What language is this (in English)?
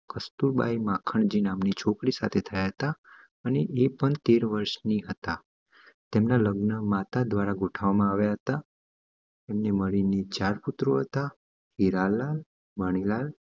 Gujarati